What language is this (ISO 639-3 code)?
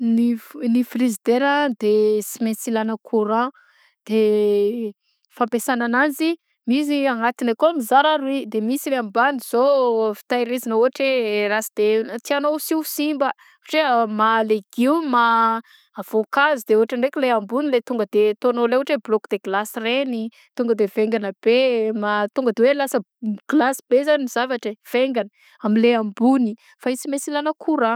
bzc